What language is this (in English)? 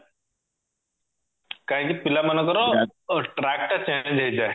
Odia